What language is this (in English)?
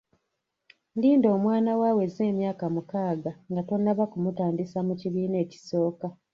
Ganda